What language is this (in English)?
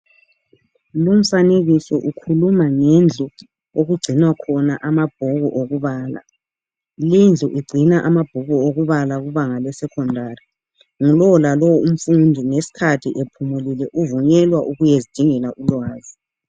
North Ndebele